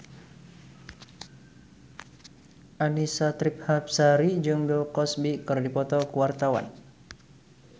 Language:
Sundanese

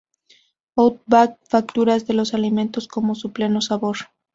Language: Spanish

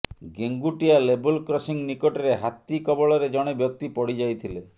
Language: Odia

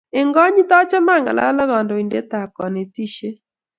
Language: Kalenjin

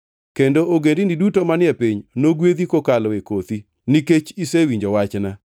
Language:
Luo (Kenya and Tanzania)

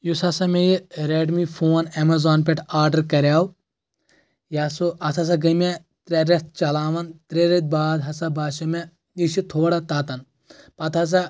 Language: Kashmiri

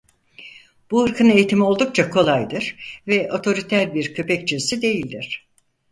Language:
Turkish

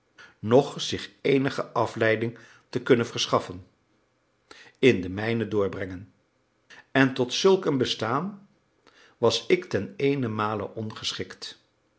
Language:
Dutch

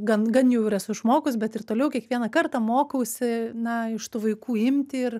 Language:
Lithuanian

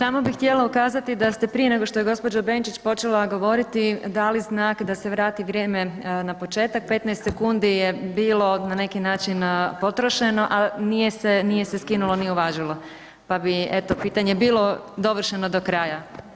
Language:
Croatian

